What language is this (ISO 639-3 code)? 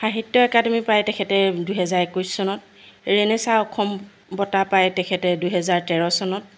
asm